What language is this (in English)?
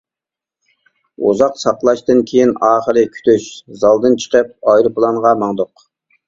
Uyghur